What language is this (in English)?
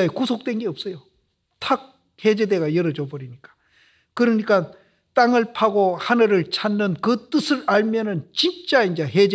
Korean